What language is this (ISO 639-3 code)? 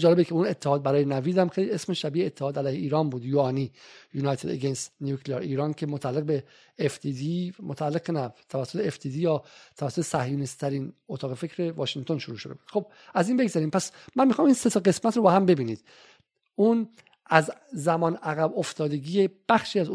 fas